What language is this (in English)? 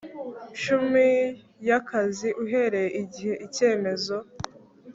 Kinyarwanda